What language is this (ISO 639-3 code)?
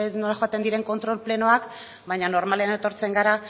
eus